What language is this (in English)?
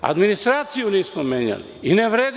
Serbian